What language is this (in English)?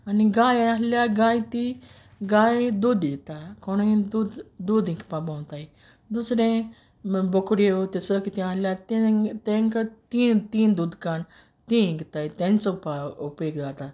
Konkani